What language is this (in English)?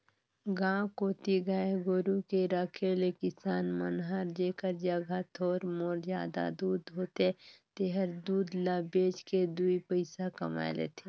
Chhattisgarhi